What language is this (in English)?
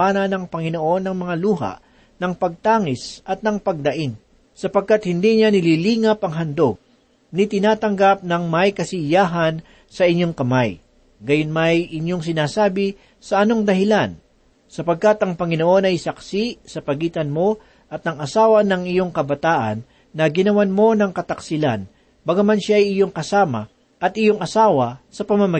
Filipino